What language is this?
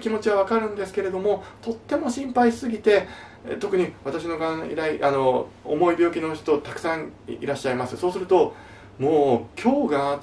Japanese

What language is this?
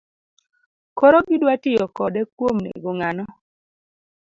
Luo (Kenya and Tanzania)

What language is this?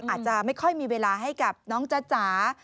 Thai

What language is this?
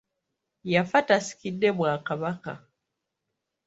Ganda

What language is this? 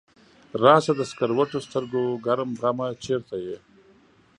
Pashto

